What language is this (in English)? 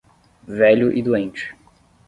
Portuguese